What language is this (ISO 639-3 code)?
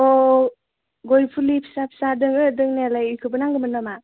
brx